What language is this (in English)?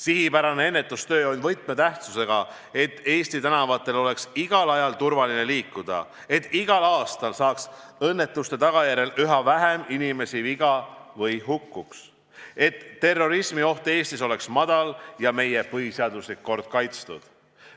Estonian